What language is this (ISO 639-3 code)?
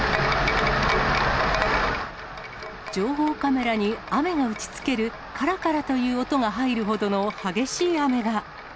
jpn